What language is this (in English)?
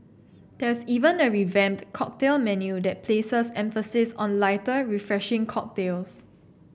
English